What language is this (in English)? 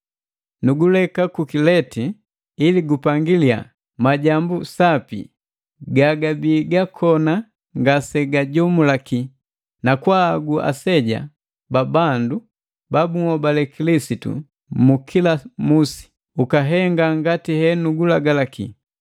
Matengo